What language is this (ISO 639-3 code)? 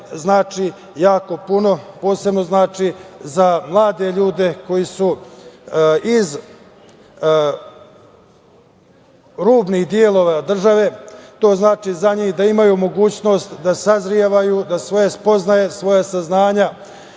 srp